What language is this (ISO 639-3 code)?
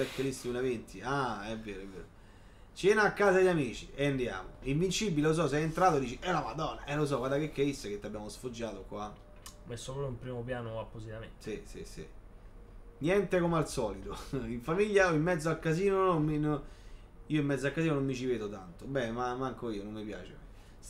ita